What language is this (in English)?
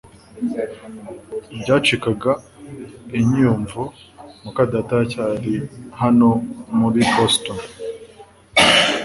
Kinyarwanda